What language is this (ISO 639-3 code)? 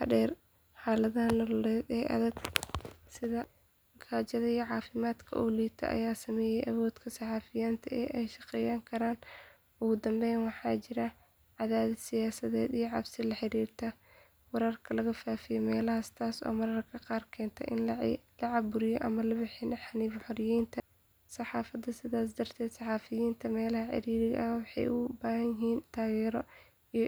som